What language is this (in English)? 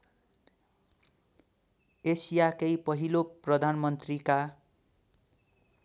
Nepali